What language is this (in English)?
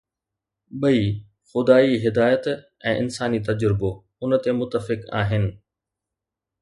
Sindhi